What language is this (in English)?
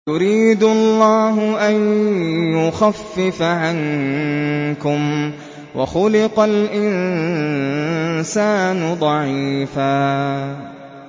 Arabic